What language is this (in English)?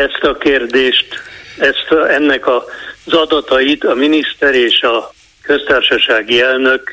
Hungarian